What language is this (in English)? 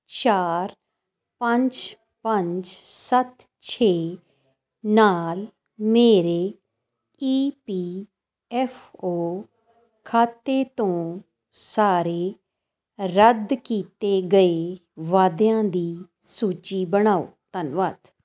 Punjabi